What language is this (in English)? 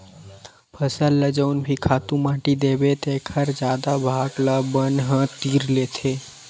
Chhattisgarhi